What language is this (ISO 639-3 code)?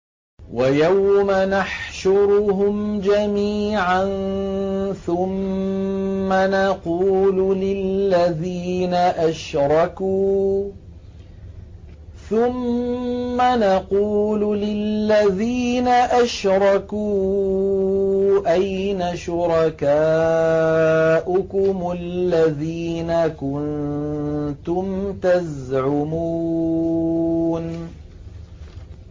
ara